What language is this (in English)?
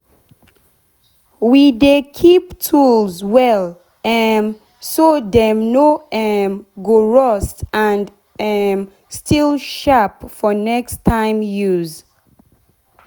Nigerian Pidgin